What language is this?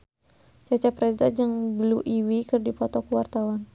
Sundanese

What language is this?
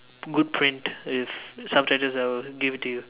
English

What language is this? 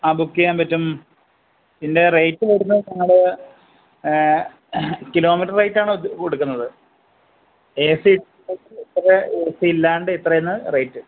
Malayalam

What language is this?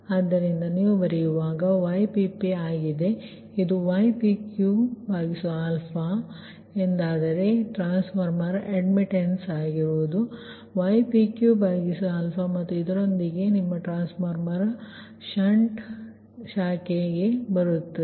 Kannada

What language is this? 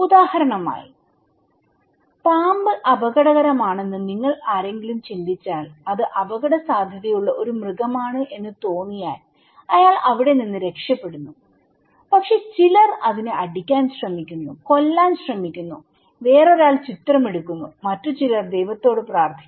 Malayalam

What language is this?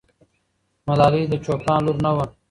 Pashto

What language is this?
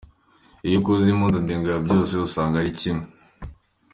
Kinyarwanda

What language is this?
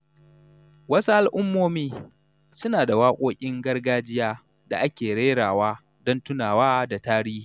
Hausa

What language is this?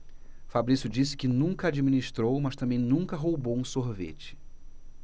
Portuguese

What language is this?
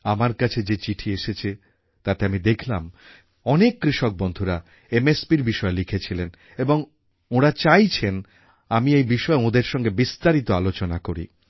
Bangla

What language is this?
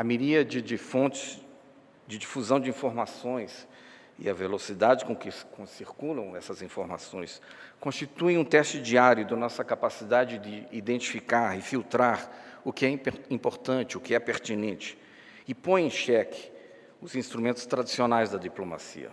Portuguese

